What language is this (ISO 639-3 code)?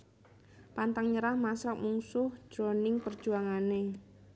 jav